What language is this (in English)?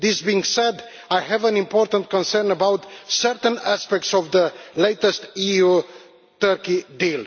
English